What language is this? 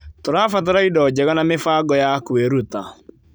Kikuyu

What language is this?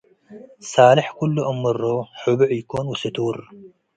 Tigre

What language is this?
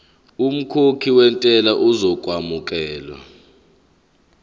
Zulu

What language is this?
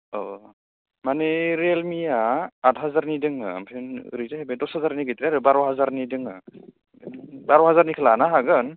Bodo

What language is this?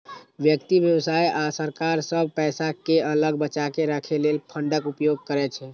Maithili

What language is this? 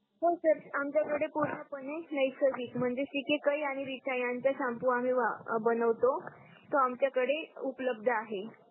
Marathi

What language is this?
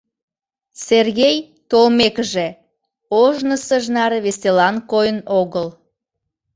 Mari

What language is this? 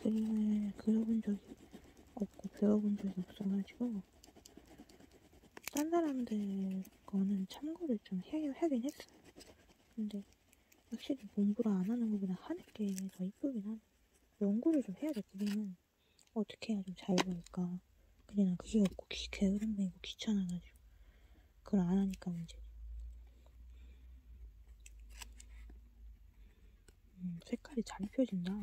Korean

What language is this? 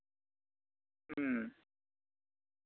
Santali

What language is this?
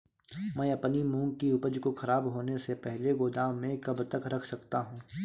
Hindi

